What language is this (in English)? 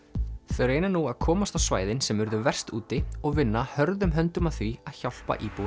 Icelandic